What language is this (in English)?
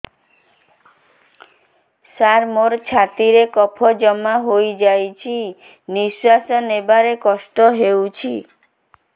Odia